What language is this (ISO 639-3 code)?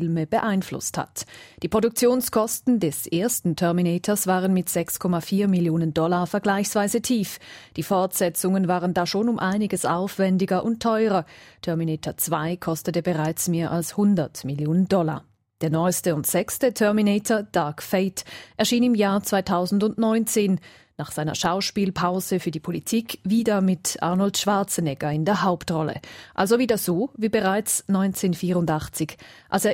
deu